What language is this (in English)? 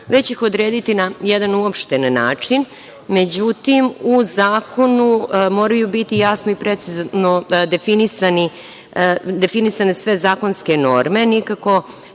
Serbian